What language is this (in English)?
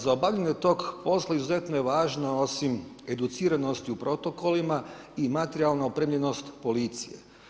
Croatian